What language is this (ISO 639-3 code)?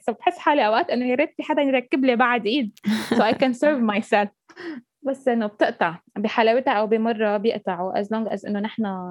ara